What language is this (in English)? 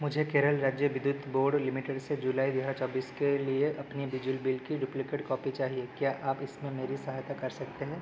Hindi